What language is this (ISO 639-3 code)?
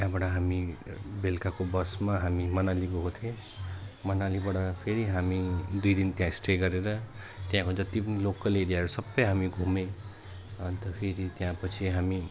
nep